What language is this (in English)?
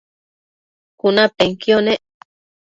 Matsés